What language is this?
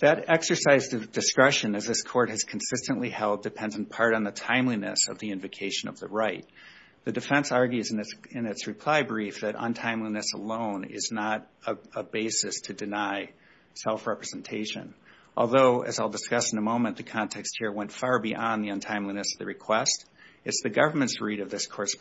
English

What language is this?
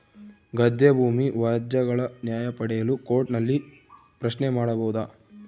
Kannada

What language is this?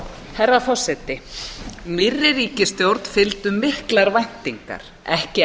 Icelandic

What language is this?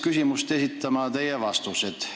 Estonian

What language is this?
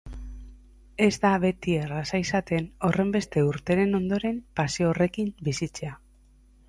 Basque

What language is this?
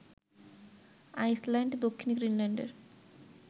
Bangla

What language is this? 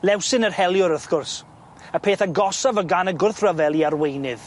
Welsh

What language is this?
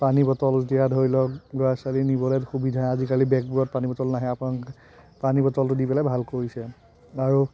Assamese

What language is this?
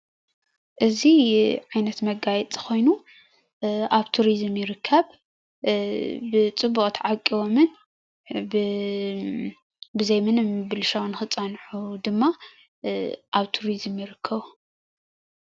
Tigrinya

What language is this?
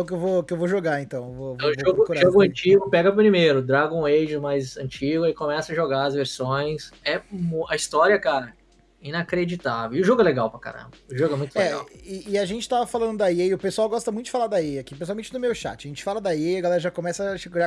Portuguese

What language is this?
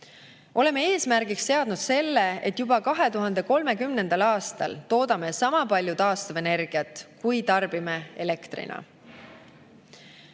Estonian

